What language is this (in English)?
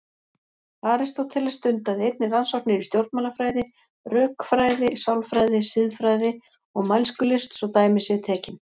Icelandic